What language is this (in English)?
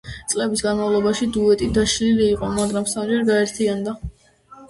Georgian